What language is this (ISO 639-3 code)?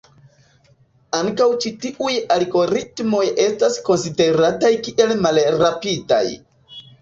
epo